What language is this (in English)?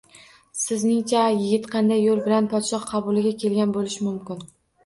Uzbek